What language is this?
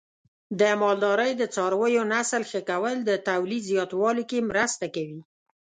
Pashto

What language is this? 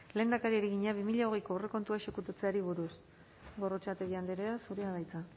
Basque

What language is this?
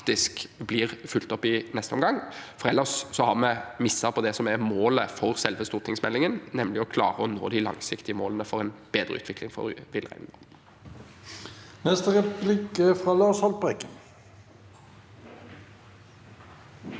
Norwegian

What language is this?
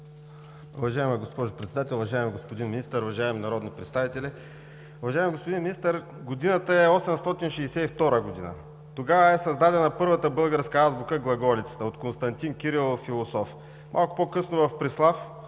Bulgarian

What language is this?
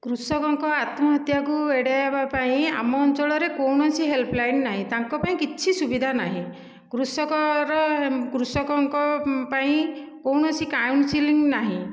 Odia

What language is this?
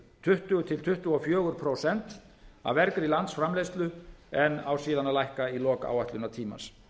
Icelandic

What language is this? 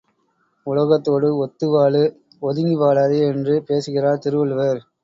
Tamil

